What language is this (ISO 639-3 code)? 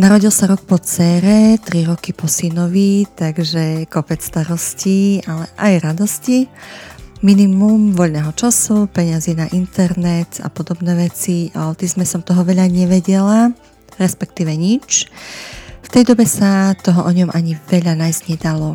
slk